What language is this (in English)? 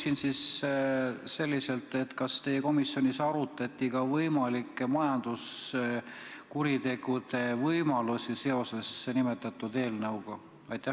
Estonian